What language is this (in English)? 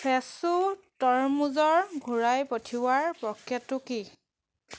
Assamese